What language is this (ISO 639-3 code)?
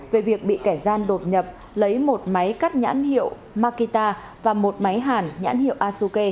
vie